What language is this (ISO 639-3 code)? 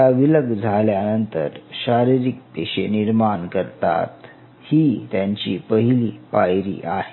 mar